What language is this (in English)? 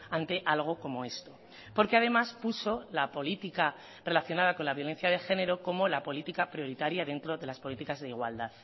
Spanish